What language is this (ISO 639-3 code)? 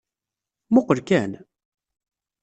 kab